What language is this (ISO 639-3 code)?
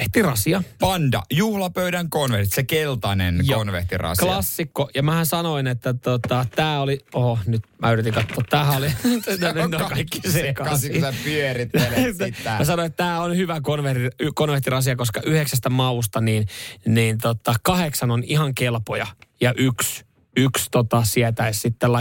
fin